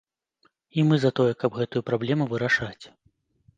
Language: Belarusian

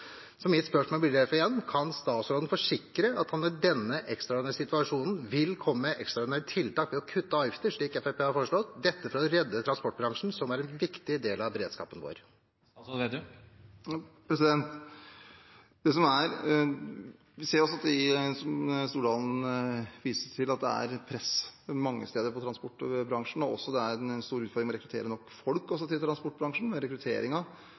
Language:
Norwegian Bokmål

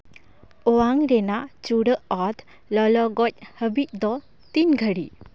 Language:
Santali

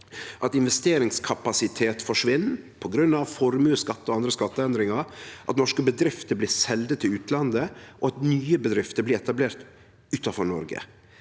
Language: Norwegian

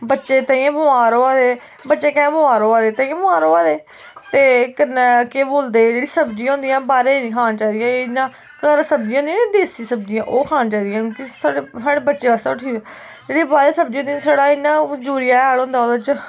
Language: Dogri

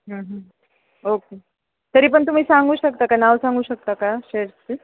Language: Marathi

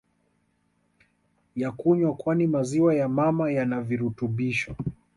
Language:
Swahili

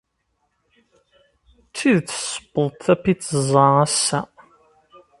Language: Kabyle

